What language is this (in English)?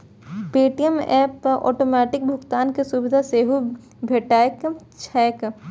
Maithili